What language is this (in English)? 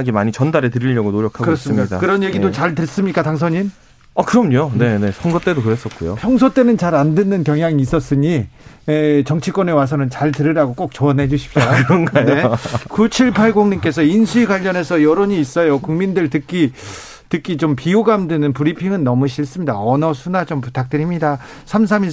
Korean